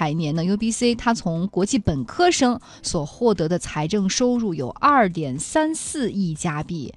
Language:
Chinese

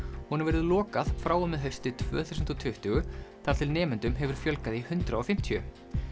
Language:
Icelandic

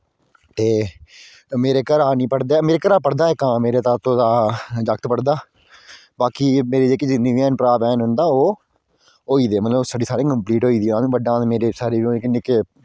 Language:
Dogri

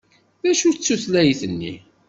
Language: Kabyle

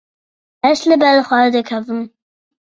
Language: Kurdish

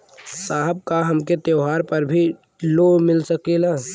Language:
Bhojpuri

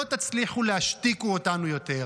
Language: Hebrew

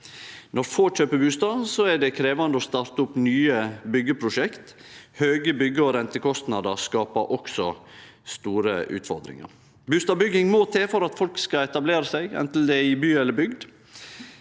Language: Norwegian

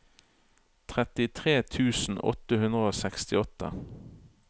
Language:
Norwegian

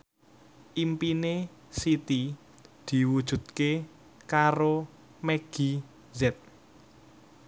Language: Javanese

